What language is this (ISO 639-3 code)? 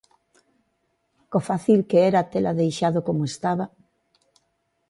glg